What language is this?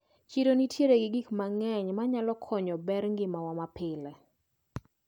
Luo (Kenya and Tanzania)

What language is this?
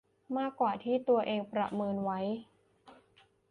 Thai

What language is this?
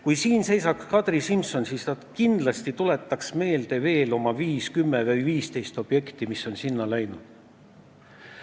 Estonian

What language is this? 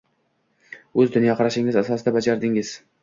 Uzbek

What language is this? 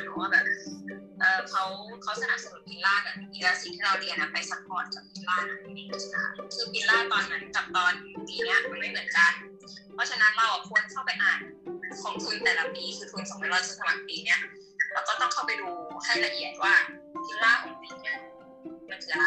Thai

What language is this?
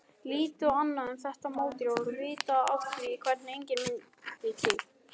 Icelandic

